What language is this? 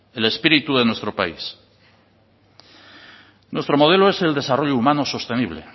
Spanish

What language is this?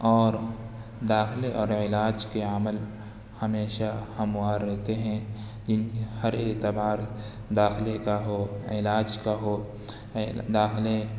Urdu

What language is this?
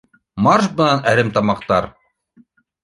Bashkir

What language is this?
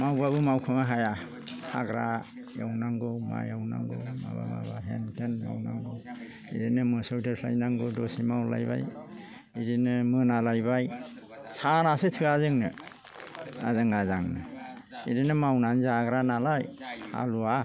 Bodo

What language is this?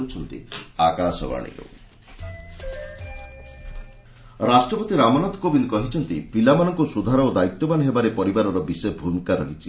Odia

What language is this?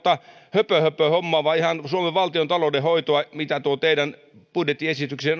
Finnish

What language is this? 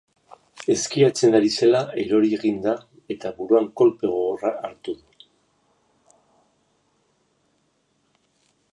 Basque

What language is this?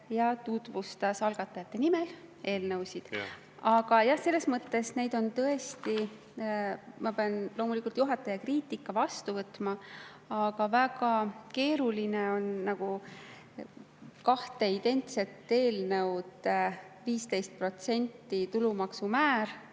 Estonian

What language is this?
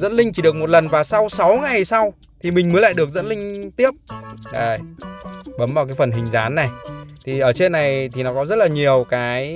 Vietnamese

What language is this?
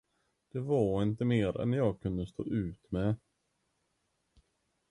Swedish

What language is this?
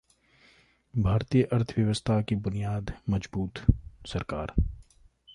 Hindi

